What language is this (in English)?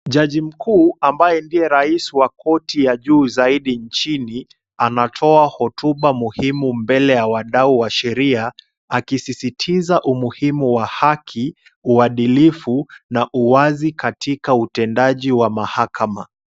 Swahili